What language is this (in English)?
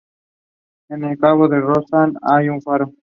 Spanish